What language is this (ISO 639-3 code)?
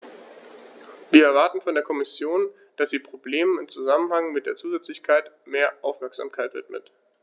deu